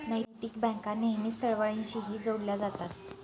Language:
Marathi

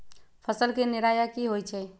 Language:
Magahi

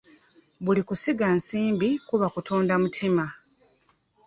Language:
Ganda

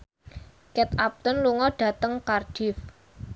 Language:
Javanese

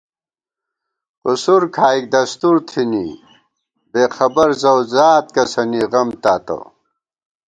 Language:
Gawar-Bati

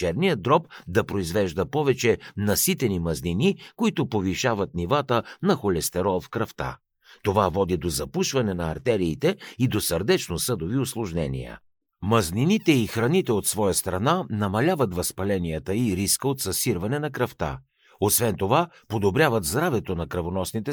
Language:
Bulgarian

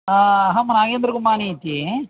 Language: Sanskrit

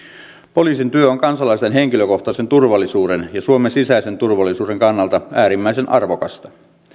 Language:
Finnish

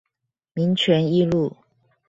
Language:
Chinese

